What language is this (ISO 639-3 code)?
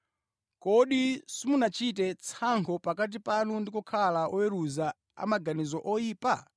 nya